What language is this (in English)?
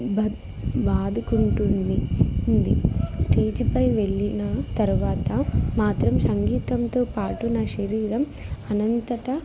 Telugu